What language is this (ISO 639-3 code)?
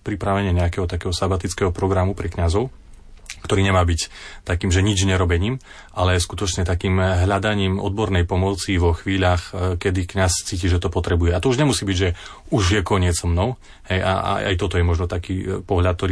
slk